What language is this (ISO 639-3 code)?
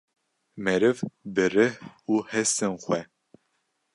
kur